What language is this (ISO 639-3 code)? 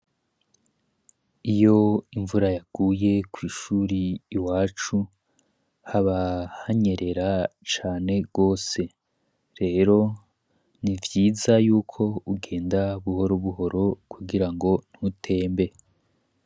run